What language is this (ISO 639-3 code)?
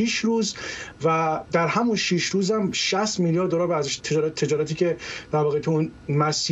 fas